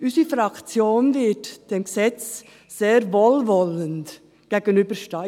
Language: Swiss German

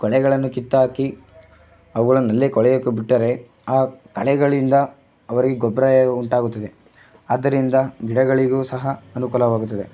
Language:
Kannada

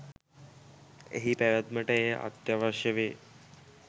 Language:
Sinhala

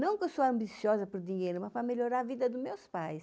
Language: Portuguese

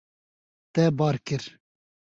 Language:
Kurdish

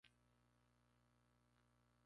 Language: Spanish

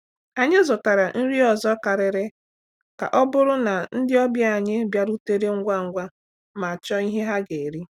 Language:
Igbo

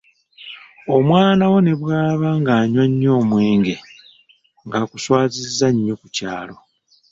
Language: Ganda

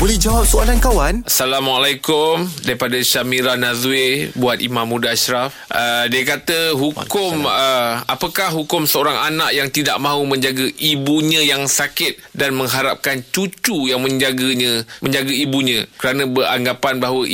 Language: Malay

